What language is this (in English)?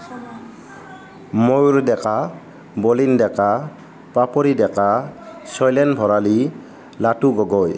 Assamese